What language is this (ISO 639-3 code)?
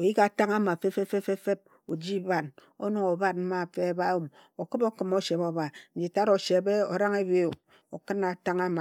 etu